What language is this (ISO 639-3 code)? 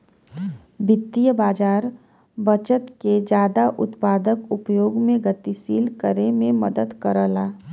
bho